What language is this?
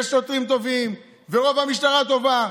Hebrew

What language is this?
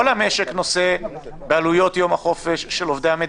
Hebrew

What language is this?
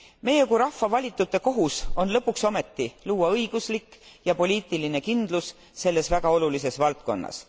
Estonian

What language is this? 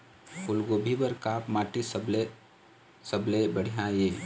Chhattisgarhi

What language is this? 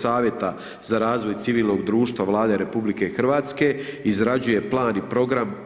Croatian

